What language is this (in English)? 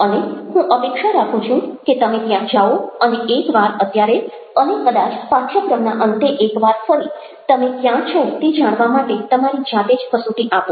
Gujarati